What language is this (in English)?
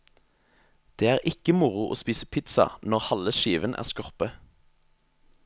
Norwegian